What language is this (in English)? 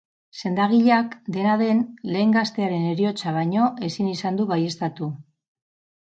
Basque